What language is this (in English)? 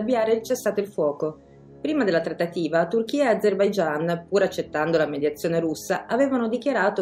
Italian